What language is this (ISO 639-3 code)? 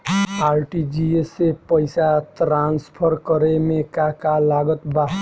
bho